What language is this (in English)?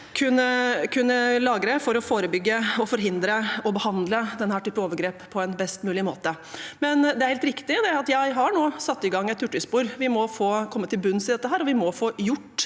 Norwegian